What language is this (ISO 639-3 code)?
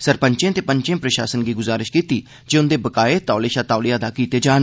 doi